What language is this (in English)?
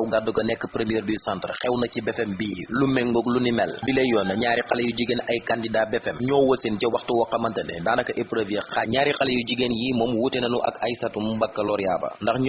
Indonesian